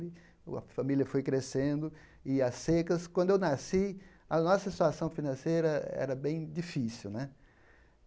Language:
Portuguese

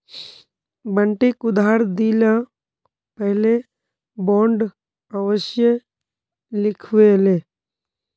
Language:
Magahi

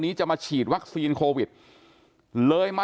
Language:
Thai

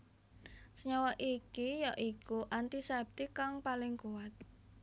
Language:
Javanese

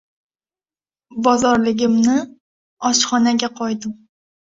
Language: Uzbek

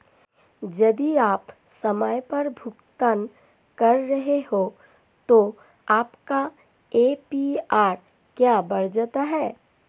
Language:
Hindi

